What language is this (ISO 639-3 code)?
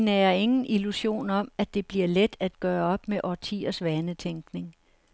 dan